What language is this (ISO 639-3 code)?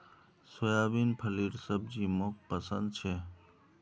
mag